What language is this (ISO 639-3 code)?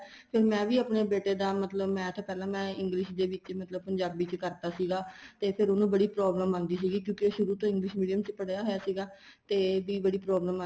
pan